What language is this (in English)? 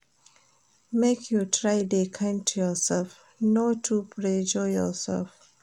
Nigerian Pidgin